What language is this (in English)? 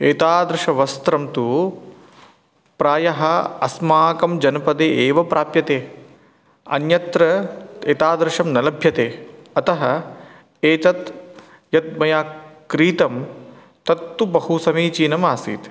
Sanskrit